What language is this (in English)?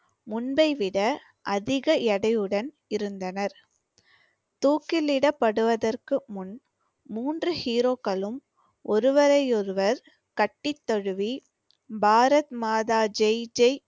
Tamil